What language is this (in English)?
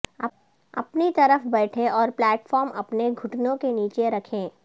Urdu